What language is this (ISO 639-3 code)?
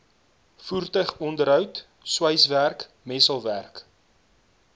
afr